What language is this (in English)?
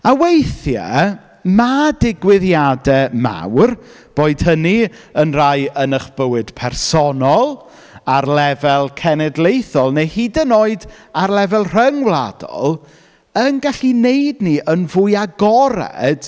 Welsh